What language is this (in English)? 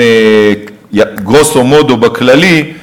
Hebrew